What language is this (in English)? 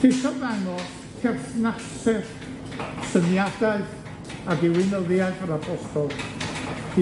Welsh